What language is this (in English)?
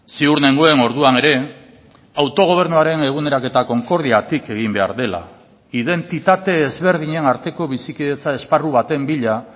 Basque